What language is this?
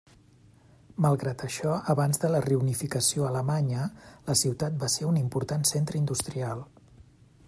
Catalan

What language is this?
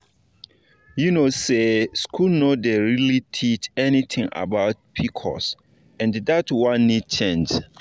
Nigerian Pidgin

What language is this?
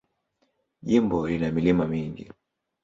Swahili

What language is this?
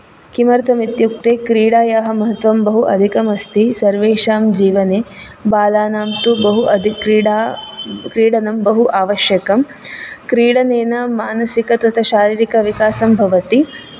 Sanskrit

